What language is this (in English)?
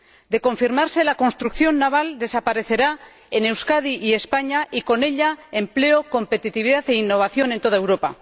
Spanish